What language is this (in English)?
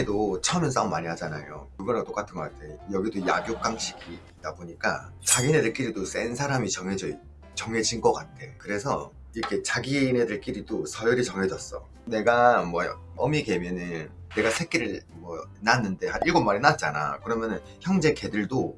Korean